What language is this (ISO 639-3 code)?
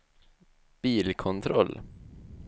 swe